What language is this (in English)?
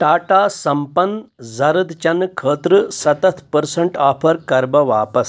Kashmiri